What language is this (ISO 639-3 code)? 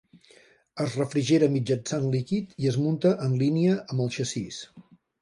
cat